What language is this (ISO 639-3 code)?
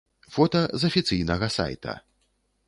bel